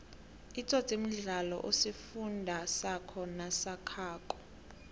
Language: South Ndebele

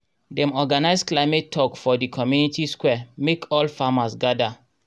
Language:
Nigerian Pidgin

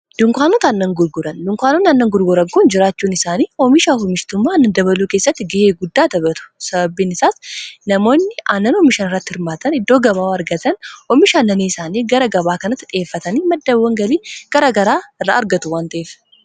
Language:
Oromo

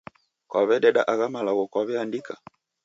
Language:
Taita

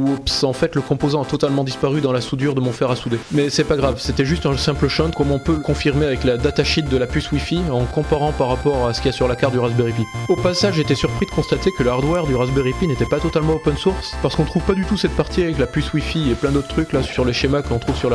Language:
French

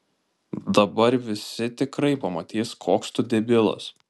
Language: Lithuanian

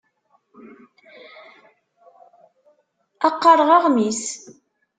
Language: Kabyle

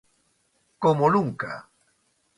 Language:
Galician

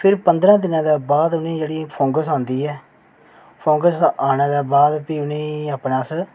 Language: Dogri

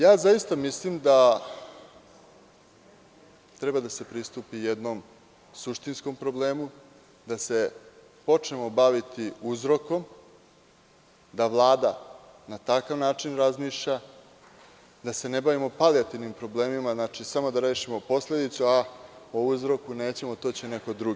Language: Serbian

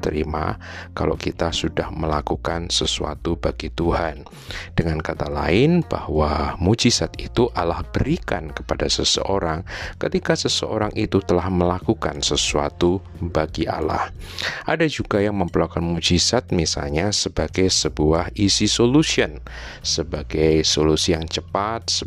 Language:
Indonesian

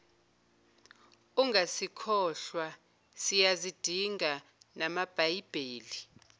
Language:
Zulu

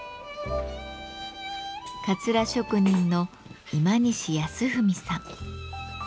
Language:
Japanese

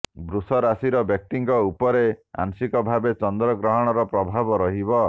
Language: Odia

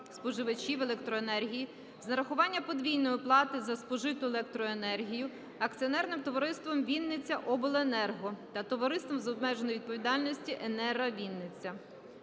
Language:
Ukrainian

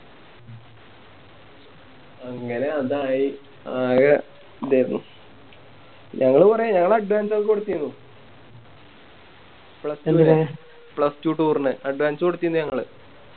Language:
Malayalam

